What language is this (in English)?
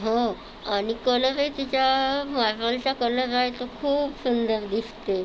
Marathi